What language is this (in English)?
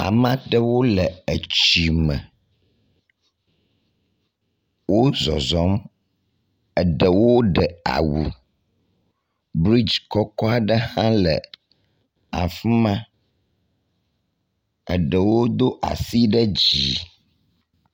Ewe